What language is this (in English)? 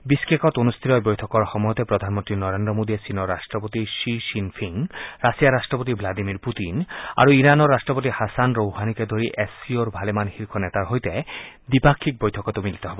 Assamese